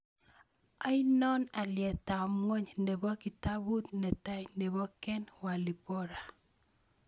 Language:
Kalenjin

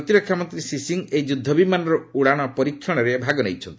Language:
Odia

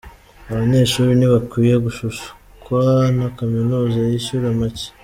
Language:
Kinyarwanda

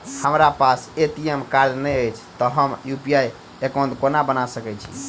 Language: Maithili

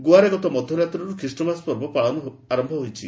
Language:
Odia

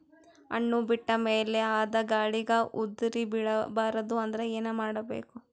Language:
Kannada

